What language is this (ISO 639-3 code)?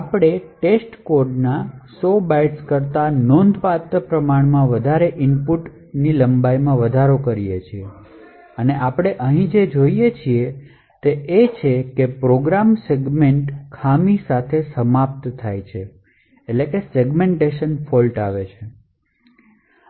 guj